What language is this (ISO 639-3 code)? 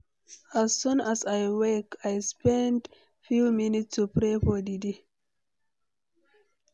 pcm